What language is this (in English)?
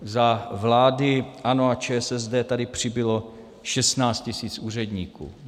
Czech